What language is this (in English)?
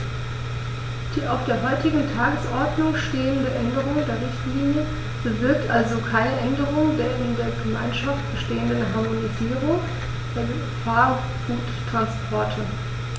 German